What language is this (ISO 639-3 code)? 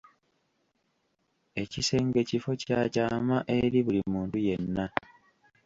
lug